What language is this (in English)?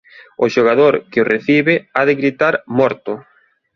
Galician